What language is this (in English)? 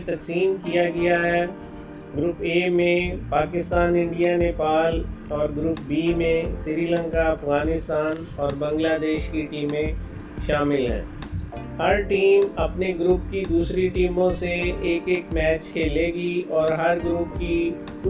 Hindi